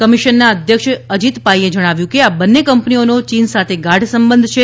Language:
Gujarati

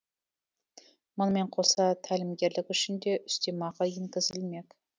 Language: Kazakh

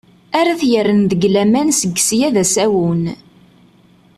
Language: Kabyle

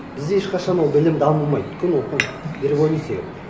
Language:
Kazakh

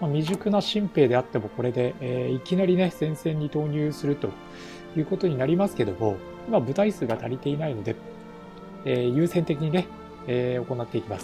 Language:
Japanese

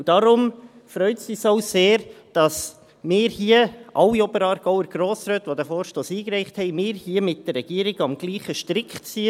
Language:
Swiss German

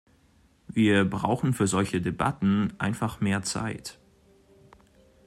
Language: German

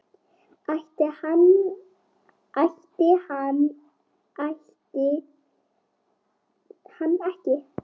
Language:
Icelandic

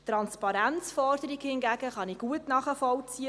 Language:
Swiss German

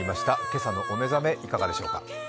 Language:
Japanese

